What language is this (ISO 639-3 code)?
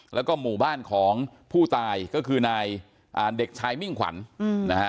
tha